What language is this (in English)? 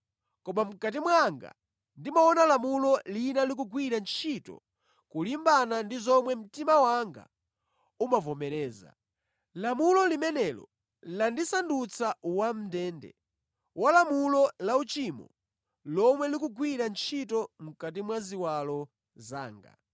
Nyanja